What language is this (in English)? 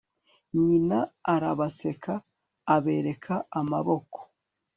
Kinyarwanda